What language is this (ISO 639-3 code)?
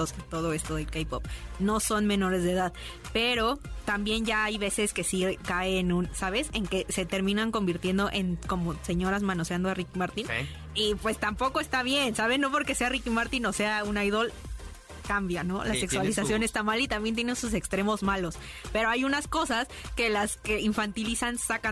spa